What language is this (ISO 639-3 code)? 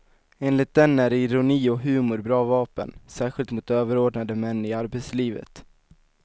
swe